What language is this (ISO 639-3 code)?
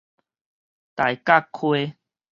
nan